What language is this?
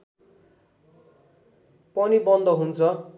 Nepali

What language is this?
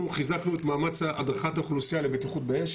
Hebrew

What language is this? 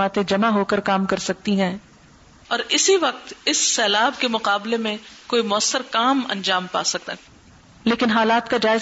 Urdu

